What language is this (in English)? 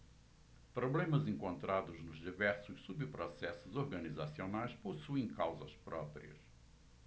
Portuguese